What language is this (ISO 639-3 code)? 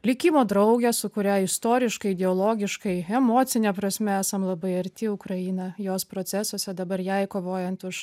lit